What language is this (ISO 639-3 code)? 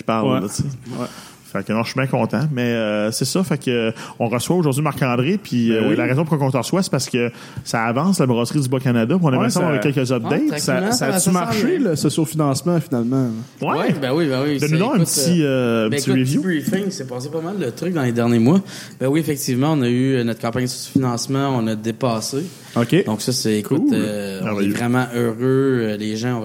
fra